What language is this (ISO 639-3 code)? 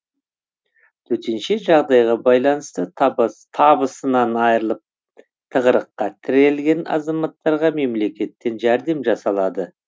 kaz